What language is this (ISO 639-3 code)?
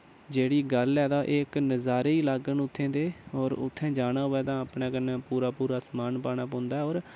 doi